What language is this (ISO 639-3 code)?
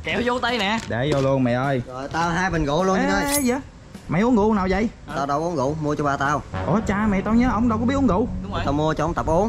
vie